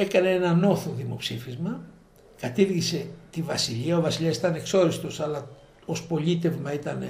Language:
Greek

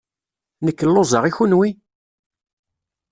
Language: Kabyle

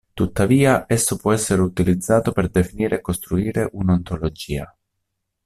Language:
Italian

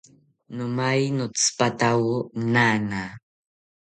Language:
South Ucayali Ashéninka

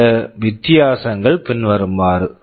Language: Tamil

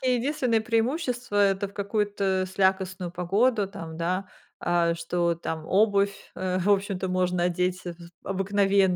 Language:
Russian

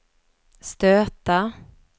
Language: Swedish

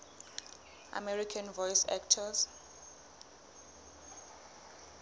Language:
Southern Sotho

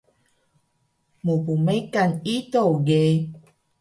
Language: Taroko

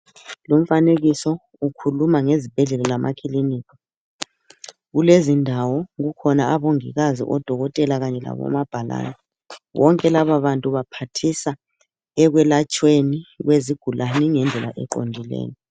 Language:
North Ndebele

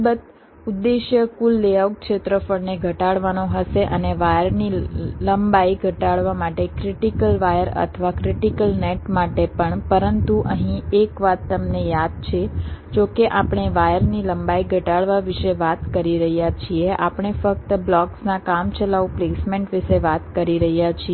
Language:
Gujarati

